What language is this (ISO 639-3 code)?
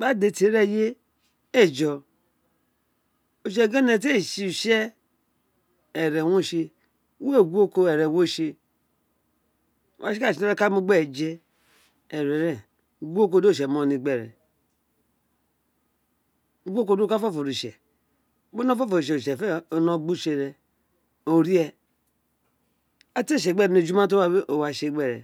its